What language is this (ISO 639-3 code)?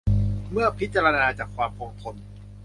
tha